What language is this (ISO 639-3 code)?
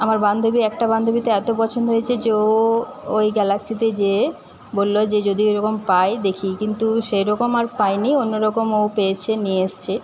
ben